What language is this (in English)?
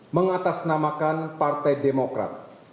Indonesian